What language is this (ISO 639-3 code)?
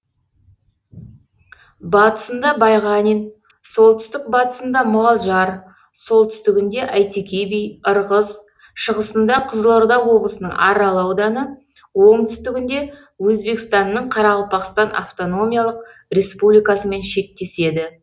kaz